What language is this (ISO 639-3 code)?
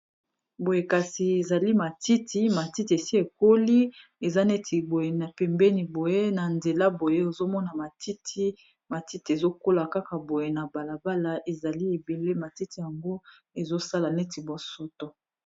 lin